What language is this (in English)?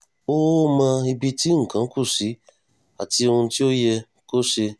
Yoruba